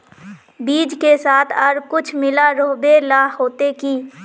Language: Magahi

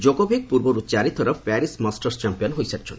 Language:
Odia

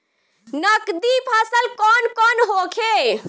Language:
Bhojpuri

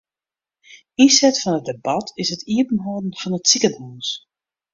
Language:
Western Frisian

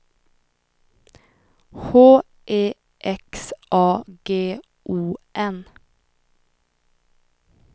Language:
Swedish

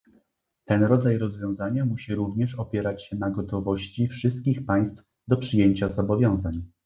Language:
Polish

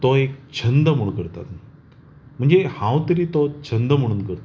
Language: Konkani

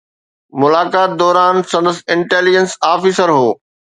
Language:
Sindhi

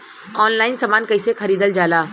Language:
Bhojpuri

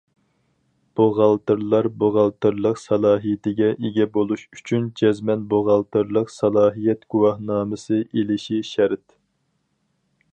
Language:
Uyghur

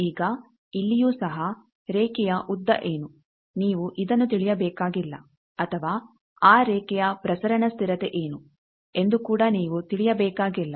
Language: Kannada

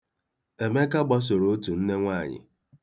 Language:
Igbo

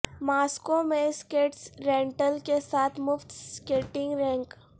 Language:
Urdu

